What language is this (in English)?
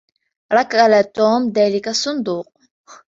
Arabic